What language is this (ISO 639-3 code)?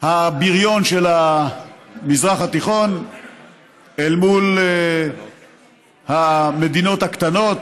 heb